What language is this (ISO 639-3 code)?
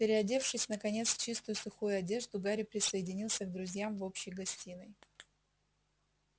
rus